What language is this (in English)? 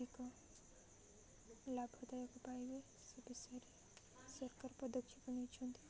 Odia